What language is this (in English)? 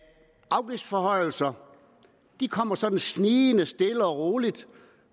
Danish